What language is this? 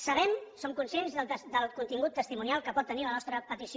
Catalan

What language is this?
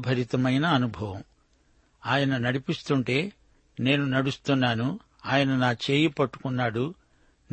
Telugu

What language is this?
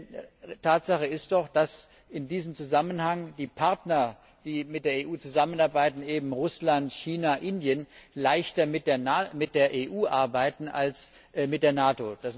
German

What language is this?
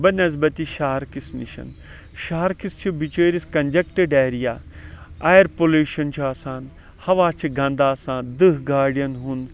Kashmiri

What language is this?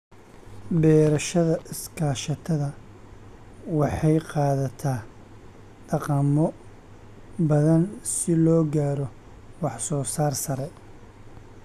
Somali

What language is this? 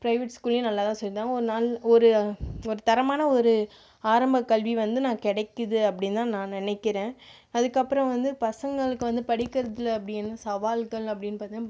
Tamil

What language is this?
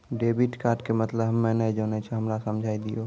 Maithili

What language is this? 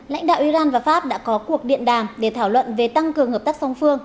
Vietnamese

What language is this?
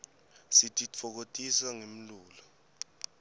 Swati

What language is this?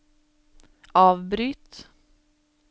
Norwegian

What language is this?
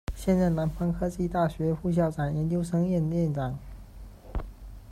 Chinese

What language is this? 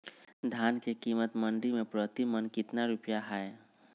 Magahi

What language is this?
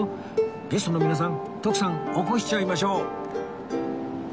Japanese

